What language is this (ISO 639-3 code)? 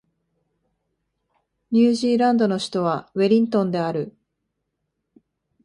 jpn